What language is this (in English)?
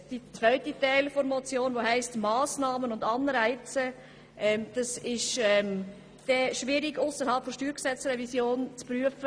Swiss German